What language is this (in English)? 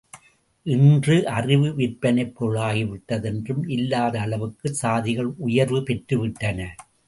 Tamil